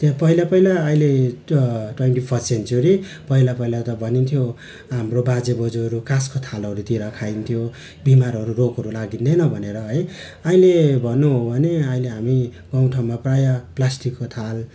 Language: Nepali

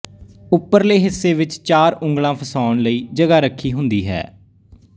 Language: Punjabi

